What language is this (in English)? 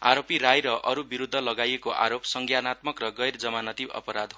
Nepali